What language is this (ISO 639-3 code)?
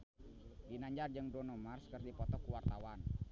sun